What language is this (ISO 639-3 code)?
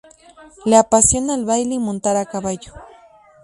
spa